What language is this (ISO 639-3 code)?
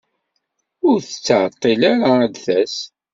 kab